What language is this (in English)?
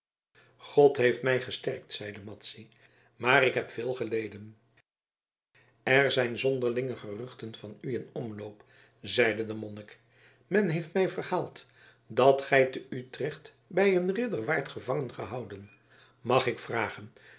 Dutch